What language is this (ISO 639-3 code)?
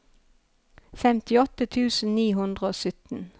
nor